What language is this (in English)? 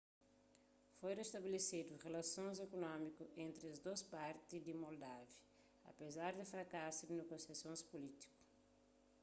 Kabuverdianu